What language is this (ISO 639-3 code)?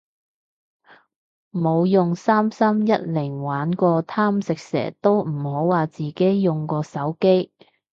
yue